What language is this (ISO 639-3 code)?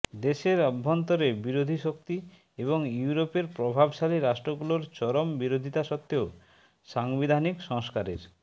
ben